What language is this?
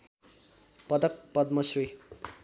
Nepali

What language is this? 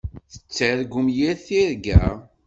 Kabyle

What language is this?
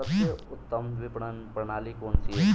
Hindi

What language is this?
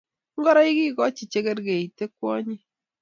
Kalenjin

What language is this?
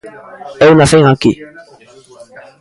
Galician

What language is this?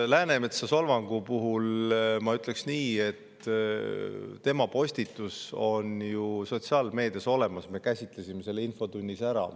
Estonian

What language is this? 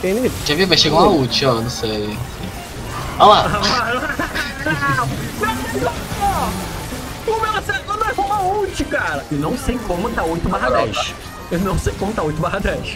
Portuguese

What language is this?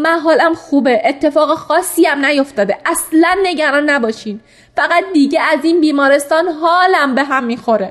Persian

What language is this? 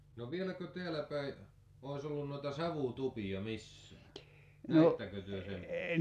Finnish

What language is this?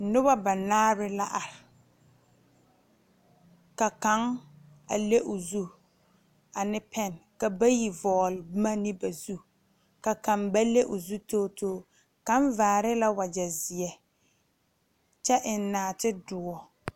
Southern Dagaare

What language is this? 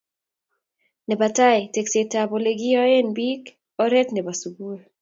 Kalenjin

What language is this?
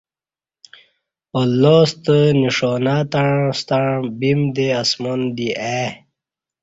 Kati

